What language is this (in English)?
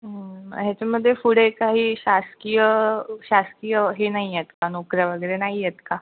Marathi